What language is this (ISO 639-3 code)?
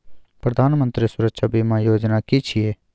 mai